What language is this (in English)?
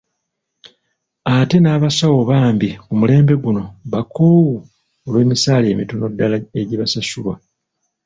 Ganda